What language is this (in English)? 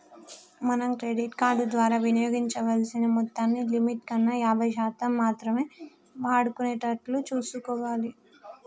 Telugu